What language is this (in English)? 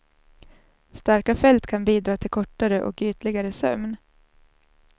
Swedish